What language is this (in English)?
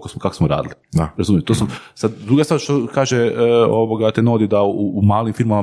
Croatian